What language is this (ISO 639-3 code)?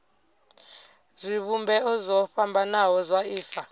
ven